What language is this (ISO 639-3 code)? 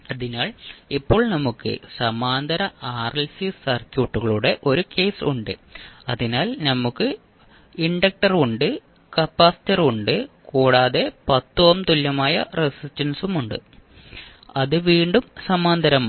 mal